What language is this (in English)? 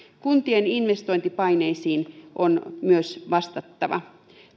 Finnish